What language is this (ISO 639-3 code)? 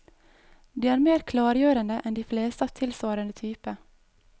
nor